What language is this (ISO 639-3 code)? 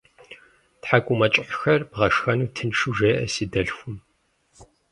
kbd